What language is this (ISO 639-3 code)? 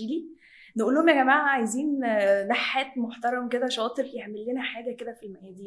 ara